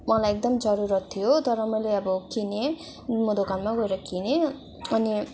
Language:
Nepali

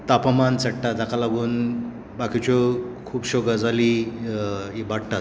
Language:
Konkani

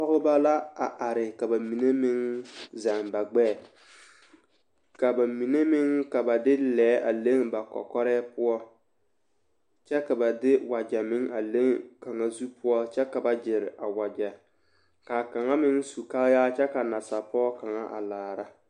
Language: Southern Dagaare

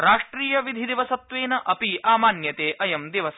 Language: Sanskrit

